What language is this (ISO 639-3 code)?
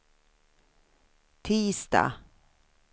swe